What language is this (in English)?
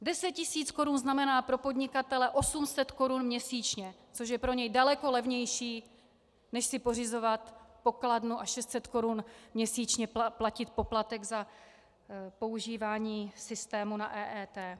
Czech